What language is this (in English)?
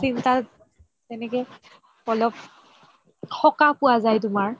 Assamese